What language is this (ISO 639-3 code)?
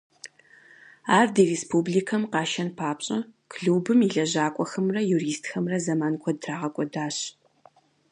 kbd